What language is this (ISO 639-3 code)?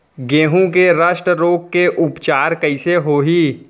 hne